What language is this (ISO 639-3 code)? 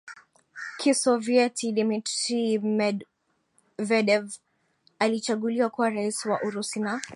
swa